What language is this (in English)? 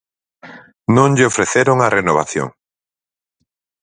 Galician